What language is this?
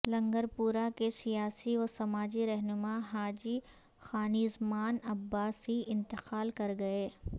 Urdu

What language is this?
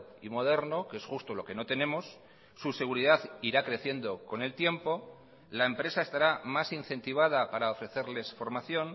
Spanish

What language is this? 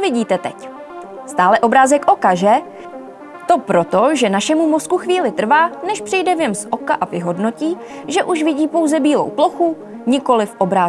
Czech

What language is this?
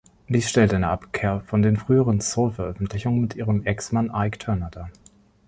German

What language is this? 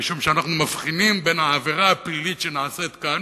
Hebrew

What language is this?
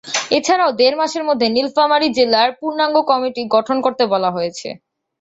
Bangla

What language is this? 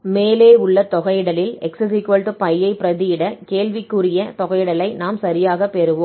Tamil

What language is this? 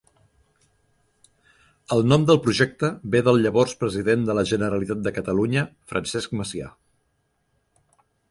Catalan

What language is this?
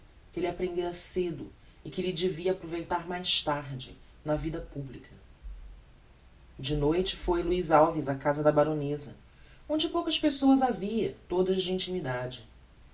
Portuguese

